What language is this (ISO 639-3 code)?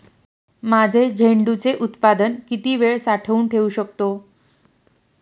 mar